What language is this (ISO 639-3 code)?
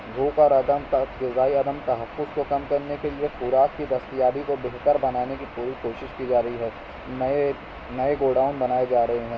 urd